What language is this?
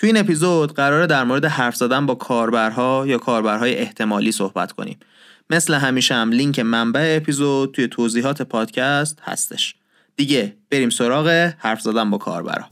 Persian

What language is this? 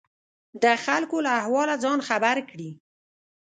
Pashto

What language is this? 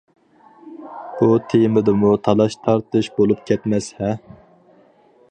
Uyghur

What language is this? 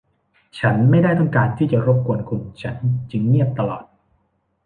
Thai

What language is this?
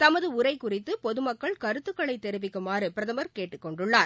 Tamil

